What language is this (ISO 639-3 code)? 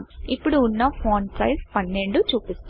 tel